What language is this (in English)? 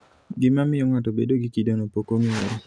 Luo (Kenya and Tanzania)